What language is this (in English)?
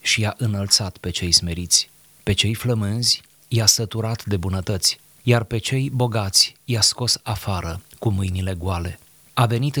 Romanian